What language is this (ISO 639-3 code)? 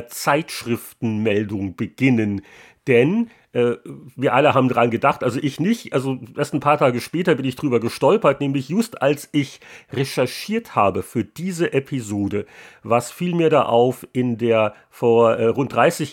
deu